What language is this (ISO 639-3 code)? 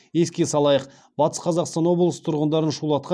kaz